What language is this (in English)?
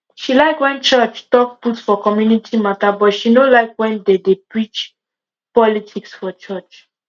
Nigerian Pidgin